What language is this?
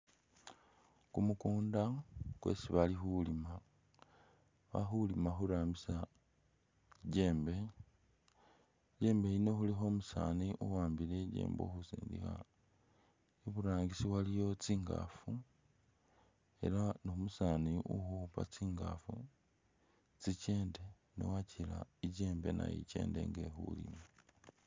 Masaaba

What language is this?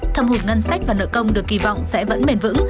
Vietnamese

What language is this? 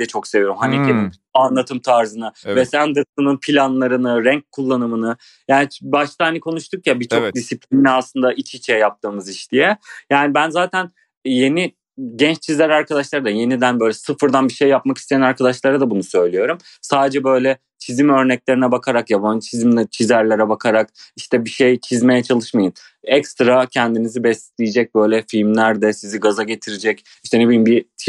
Turkish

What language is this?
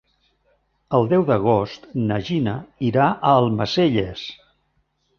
Catalan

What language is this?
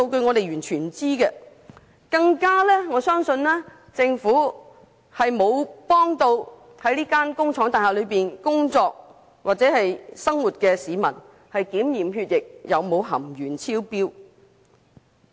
Cantonese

